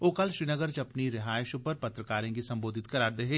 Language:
Dogri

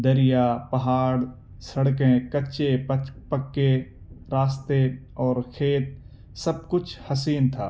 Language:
Urdu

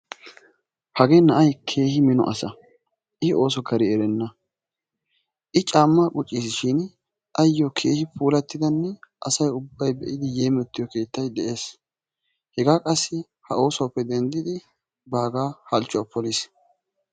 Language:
Wolaytta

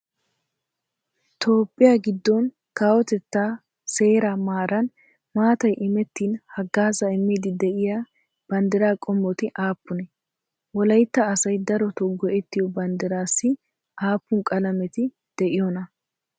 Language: Wolaytta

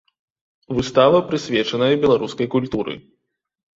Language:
Belarusian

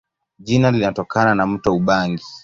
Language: Swahili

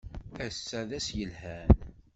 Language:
Kabyle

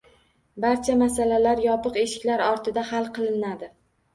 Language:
Uzbek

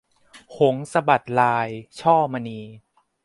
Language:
Thai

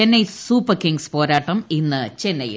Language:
Malayalam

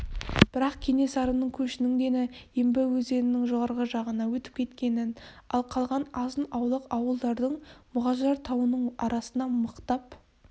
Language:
Kazakh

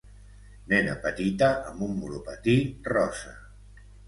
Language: Catalan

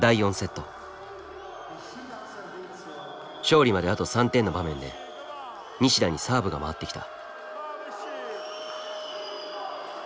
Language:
Japanese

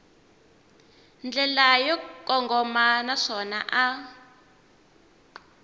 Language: Tsonga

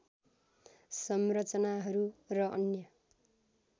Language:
Nepali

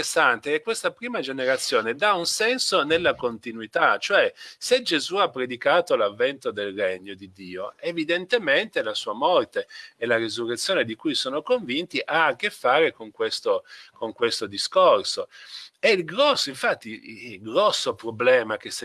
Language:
Italian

